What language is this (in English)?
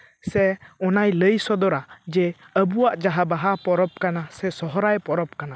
Santali